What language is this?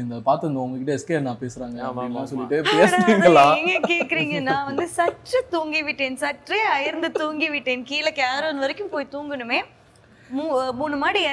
Tamil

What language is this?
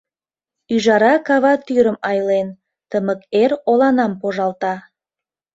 Mari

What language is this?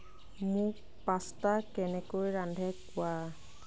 Assamese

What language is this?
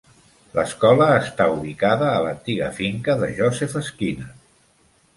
Catalan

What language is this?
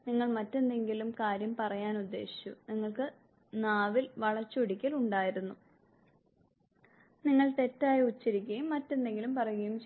Malayalam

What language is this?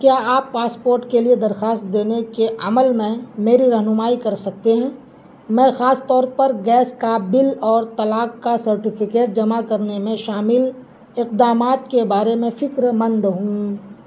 Urdu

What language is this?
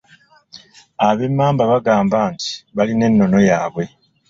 Ganda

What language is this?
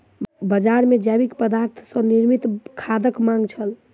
Maithili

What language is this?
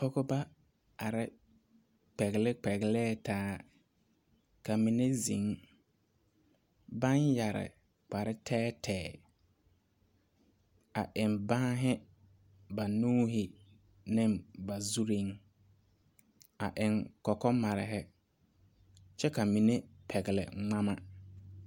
Southern Dagaare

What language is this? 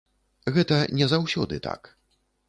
Belarusian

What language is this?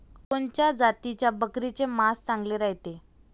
Marathi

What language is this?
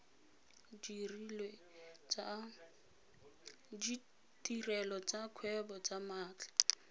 Tswana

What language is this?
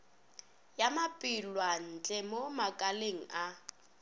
Northern Sotho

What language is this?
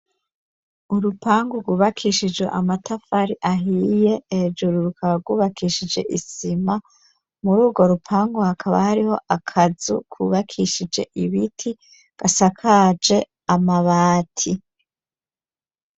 Rundi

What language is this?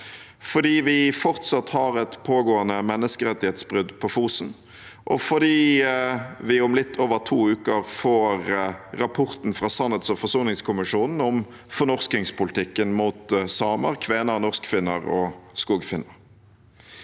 Norwegian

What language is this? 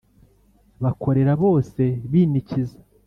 Kinyarwanda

